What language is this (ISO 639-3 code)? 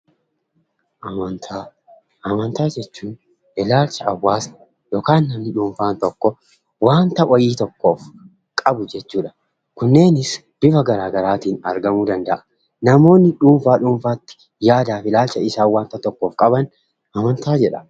orm